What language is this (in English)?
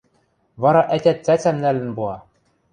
Western Mari